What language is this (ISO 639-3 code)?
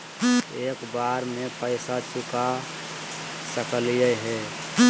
mag